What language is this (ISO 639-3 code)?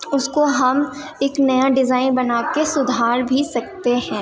urd